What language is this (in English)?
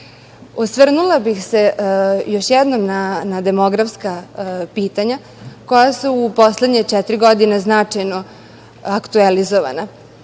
Serbian